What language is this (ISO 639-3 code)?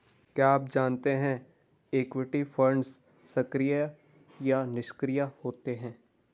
hin